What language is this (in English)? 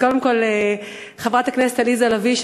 Hebrew